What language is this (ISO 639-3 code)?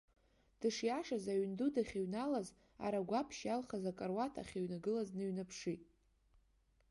abk